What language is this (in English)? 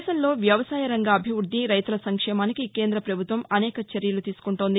Telugu